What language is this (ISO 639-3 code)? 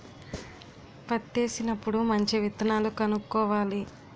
tel